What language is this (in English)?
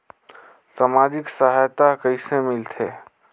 Chhattisgarhi